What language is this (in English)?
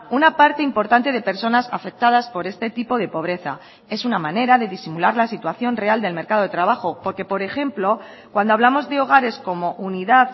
Spanish